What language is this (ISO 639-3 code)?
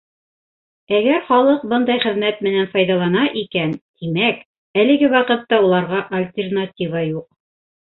bak